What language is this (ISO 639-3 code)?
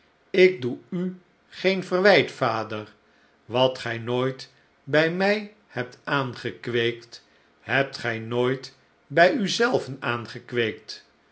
nld